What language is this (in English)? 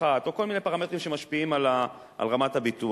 Hebrew